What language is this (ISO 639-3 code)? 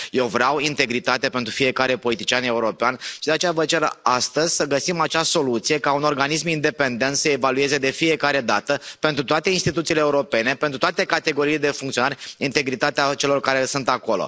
ron